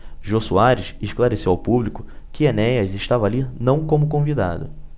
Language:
Portuguese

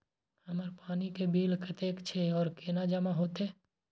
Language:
Maithili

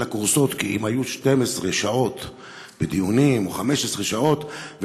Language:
Hebrew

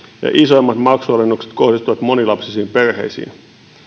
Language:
Finnish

